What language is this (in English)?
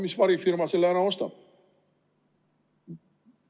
Estonian